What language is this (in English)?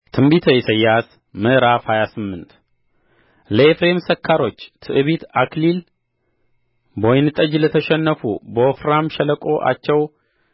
Amharic